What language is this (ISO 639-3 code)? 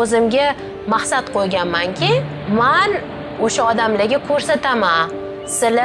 tur